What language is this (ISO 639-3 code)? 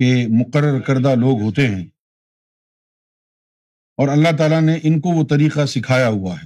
urd